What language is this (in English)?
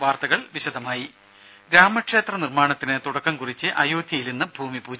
Malayalam